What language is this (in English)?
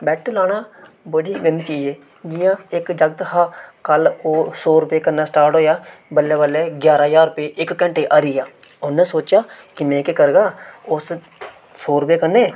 Dogri